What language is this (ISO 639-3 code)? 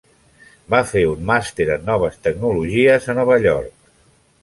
cat